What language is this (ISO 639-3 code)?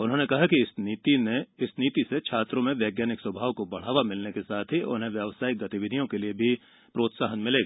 hin